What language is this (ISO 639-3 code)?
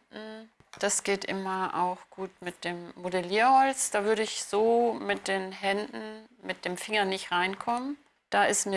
deu